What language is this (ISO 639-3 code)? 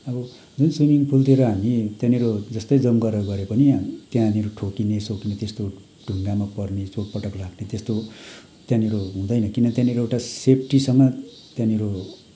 nep